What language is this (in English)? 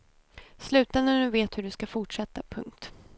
Swedish